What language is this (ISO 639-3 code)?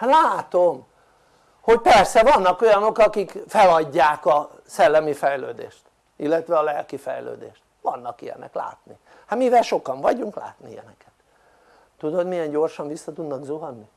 hun